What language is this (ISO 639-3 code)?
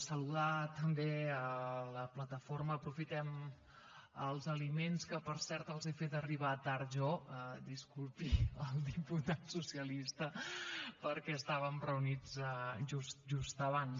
cat